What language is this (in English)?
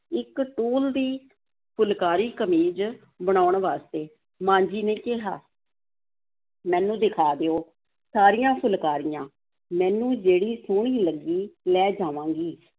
Punjabi